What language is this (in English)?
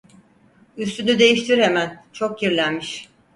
Turkish